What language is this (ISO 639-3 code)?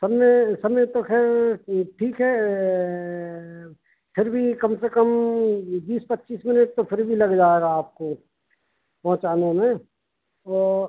hin